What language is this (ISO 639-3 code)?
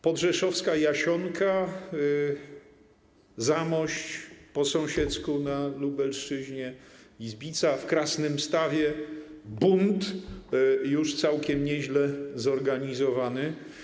pol